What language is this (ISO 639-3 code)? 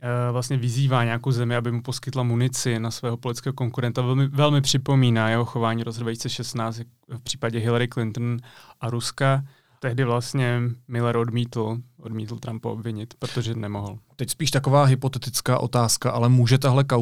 ces